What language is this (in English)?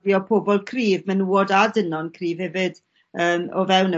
Welsh